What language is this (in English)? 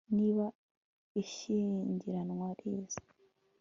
Kinyarwanda